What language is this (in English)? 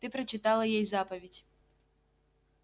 Russian